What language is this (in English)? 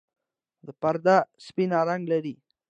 Pashto